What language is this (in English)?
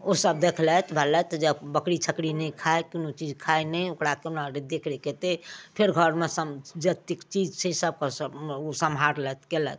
Maithili